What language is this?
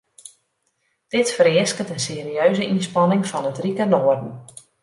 Western Frisian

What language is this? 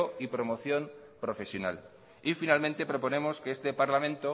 Spanish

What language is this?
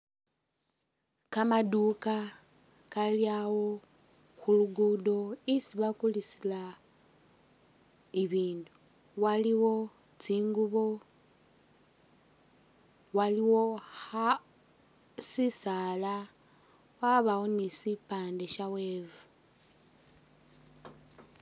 Masaaba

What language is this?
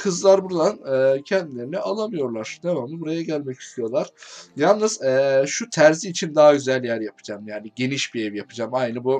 Turkish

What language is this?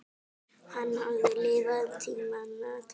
Icelandic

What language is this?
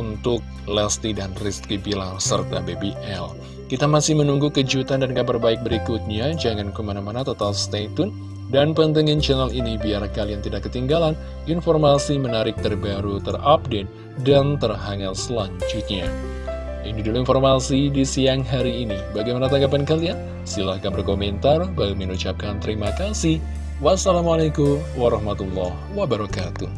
Indonesian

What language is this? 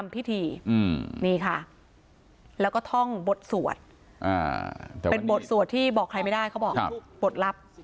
Thai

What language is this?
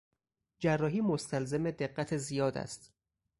Persian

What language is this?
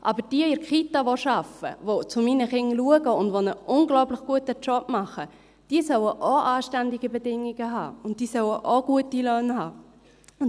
Swiss German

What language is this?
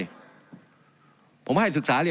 Thai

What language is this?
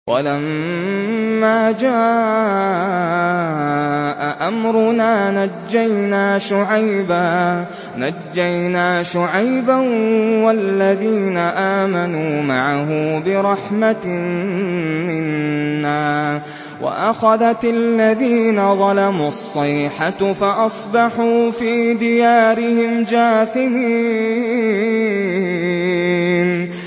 Arabic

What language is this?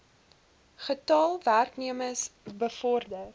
Afrikaans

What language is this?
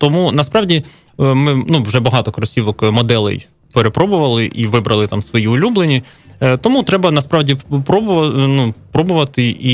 Ukrainian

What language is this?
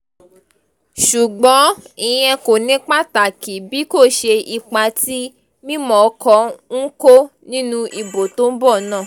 Yoruba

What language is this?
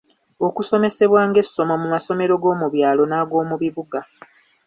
Ganda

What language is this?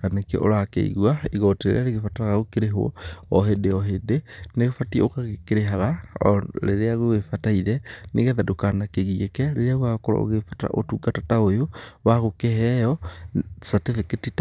Kikuyu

